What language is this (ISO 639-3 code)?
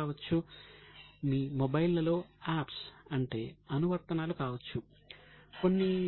tel